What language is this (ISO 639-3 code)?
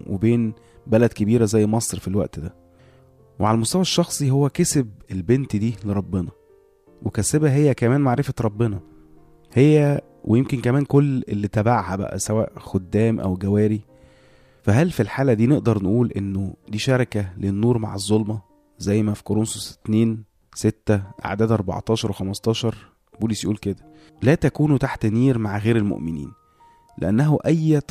ara